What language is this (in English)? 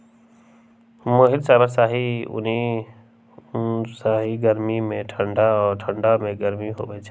Magahi